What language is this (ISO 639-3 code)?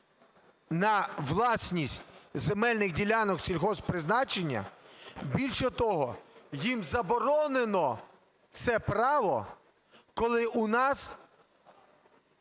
ukr